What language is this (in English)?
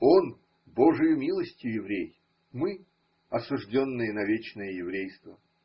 Russian